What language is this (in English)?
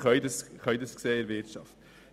Swiss German